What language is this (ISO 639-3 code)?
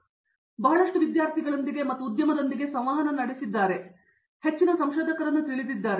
kan